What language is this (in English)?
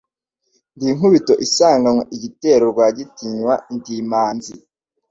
Kinyarwanda